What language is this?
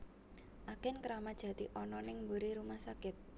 Javanese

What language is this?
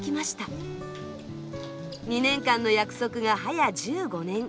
Japanese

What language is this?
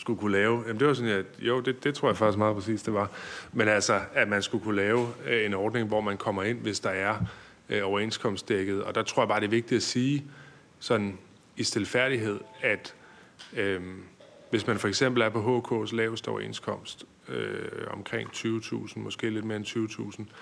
Danish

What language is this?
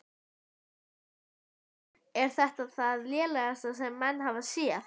Icelandic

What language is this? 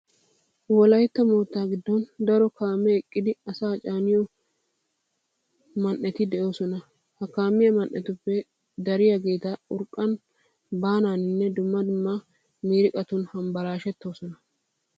Wolaytta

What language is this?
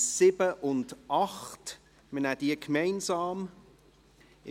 Swiss German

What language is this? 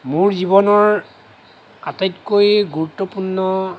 Assamese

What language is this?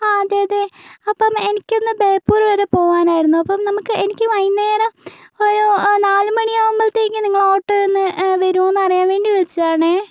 Malayalam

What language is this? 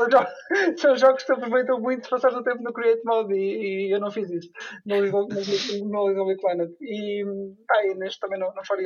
Portuguese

